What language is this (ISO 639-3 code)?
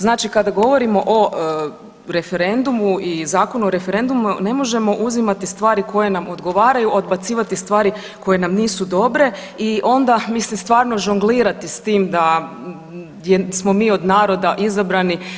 hrv